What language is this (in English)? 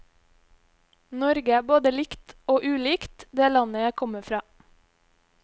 Norwegian